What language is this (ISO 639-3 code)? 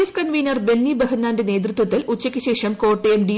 mal